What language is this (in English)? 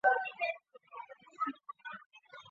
Chinese